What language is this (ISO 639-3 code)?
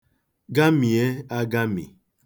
ibo